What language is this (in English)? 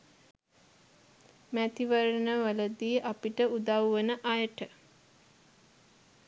Sinhala